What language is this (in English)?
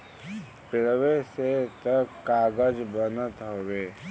Bhojpuri